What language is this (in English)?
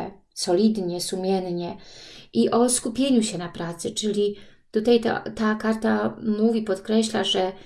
Polish